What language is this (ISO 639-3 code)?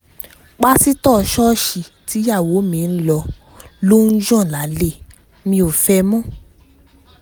yor